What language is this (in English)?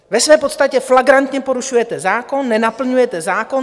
Czech